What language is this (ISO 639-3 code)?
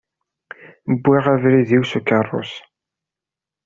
kab